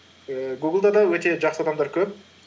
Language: Kazakh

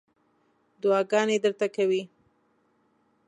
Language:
Pashto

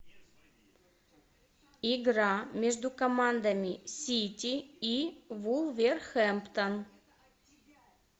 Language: Russian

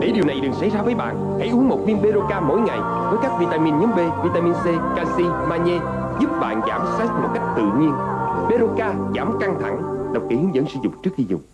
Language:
Vietnamese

